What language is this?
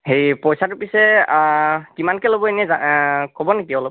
Assamese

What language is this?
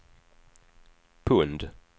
Swedish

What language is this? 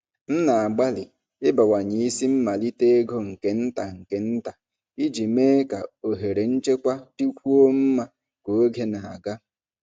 Igbo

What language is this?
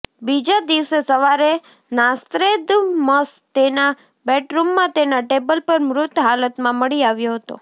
Gujarati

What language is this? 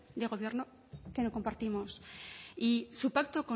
Spanish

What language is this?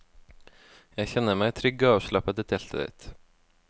Norwegian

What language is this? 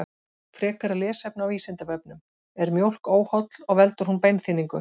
Icelandic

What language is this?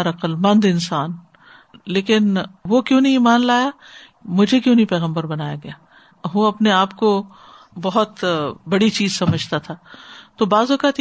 Urdu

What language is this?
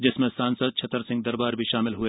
Hindi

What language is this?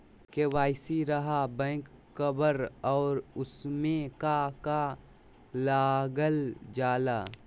Magahi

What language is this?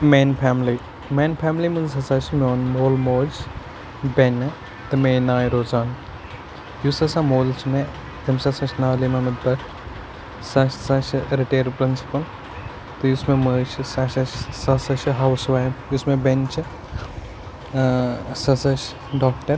Kashmiri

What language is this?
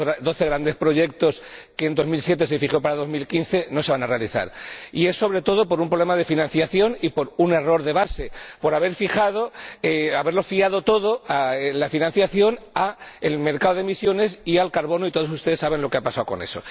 Spanish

